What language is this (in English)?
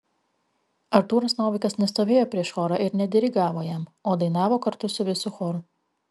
Lithuanian